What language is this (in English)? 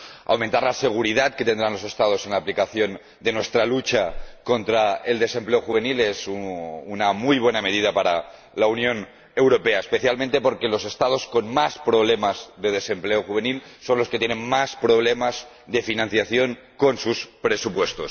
Spanish